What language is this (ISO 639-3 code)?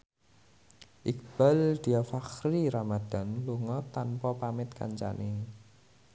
jav